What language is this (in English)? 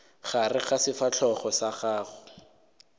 Northern Sotho